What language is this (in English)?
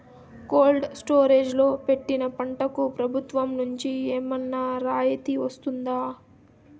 Telugu